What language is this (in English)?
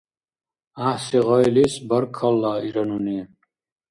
Dargwa